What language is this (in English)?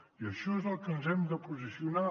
Catalan